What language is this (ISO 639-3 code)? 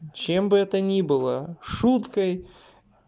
rus